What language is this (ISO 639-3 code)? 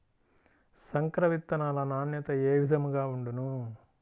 tel